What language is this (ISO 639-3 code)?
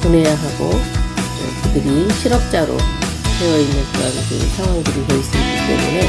kor